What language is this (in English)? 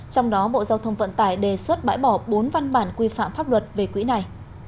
Vietnamese